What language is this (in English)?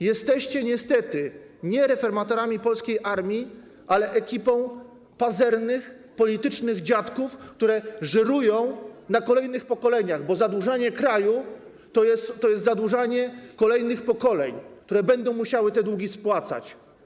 Polish